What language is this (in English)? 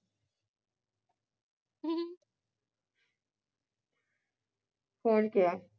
Punjabi